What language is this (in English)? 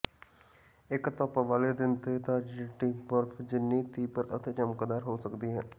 Punjabi